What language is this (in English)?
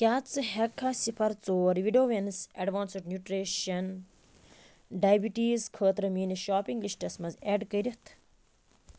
Kashmiri